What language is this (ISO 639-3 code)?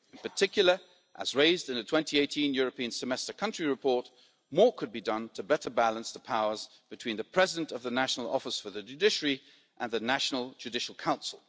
eng